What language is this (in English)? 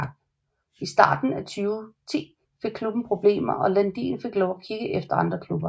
Danish